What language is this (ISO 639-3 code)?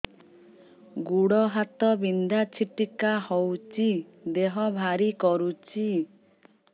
ori